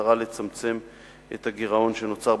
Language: Hebrew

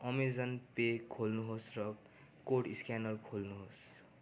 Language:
Nepali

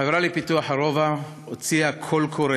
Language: Hebrew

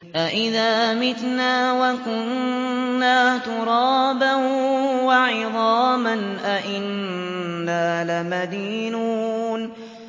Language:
Arabic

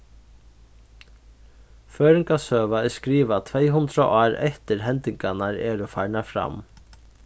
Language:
Faroese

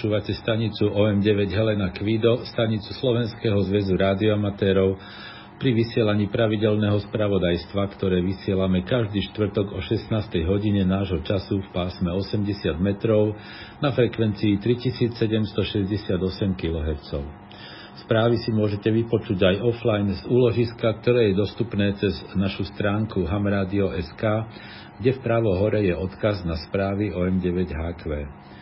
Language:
Slovak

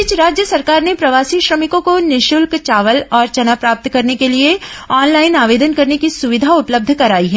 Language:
Hindi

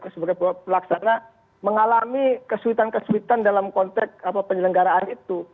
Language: Indonesian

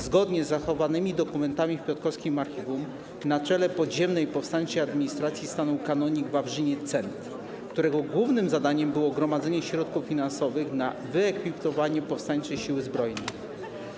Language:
Polish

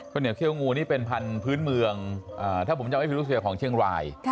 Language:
Thai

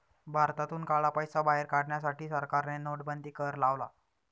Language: Marathi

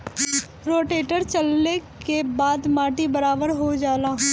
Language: Bhojpuri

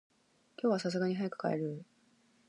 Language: Japanese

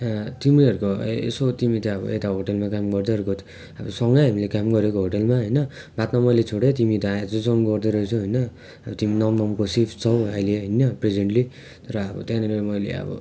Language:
Nepali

